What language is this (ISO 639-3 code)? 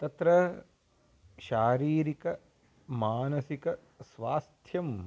san